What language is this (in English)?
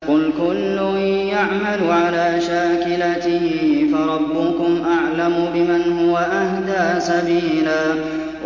Arabic